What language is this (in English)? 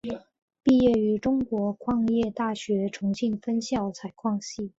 Chinese